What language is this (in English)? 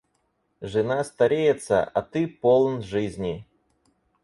Russian